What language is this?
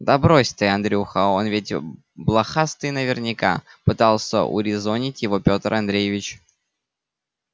Russian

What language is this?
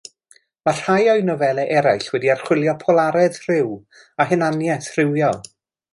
Welsh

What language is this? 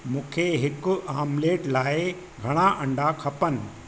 Sindhi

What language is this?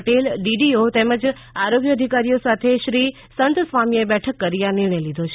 Gujarati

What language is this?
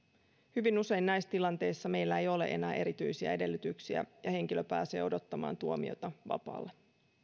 Finnish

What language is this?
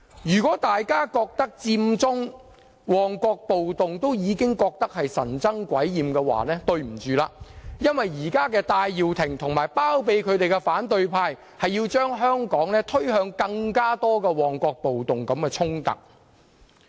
Cantonese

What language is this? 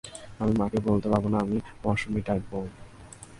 Bangla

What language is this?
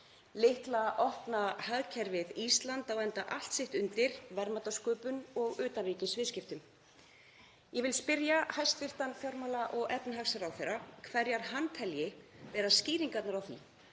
Icelandic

